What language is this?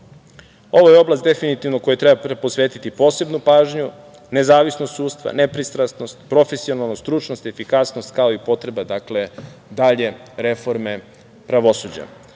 Serbian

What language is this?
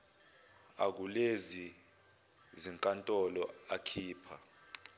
Zulu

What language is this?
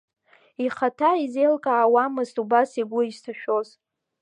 Abkhazian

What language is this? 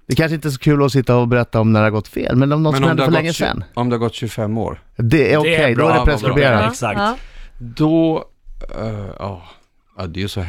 Swedish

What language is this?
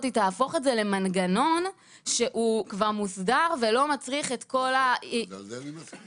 Hebrew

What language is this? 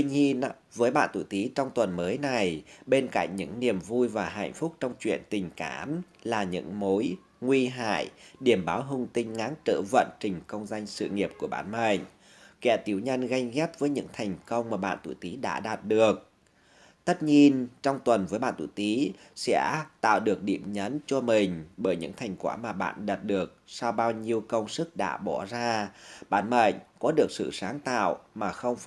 Vietnamese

